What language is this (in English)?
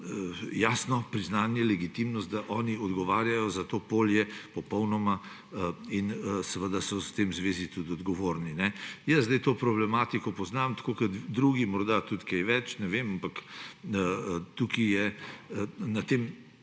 Slovenian